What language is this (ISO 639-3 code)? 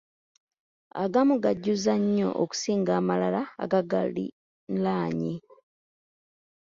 lug